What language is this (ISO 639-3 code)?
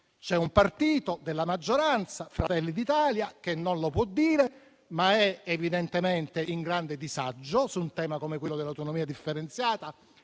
ita